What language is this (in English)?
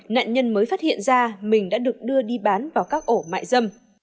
Vietnamese